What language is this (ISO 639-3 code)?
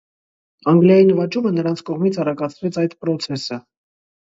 hye